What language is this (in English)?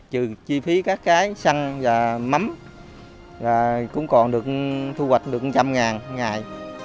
Vietnamese